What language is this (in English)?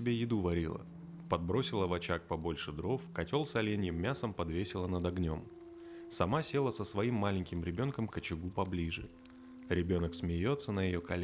Russian